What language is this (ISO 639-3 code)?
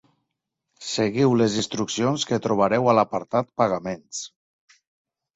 cat